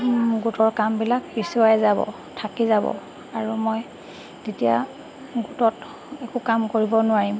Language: Assamese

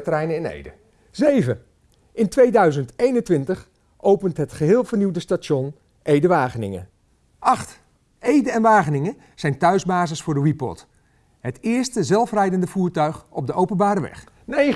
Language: Dutch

